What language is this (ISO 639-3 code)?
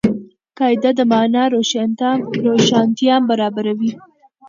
pus